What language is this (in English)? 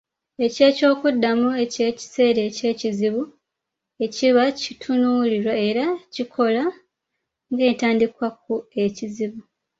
Ganda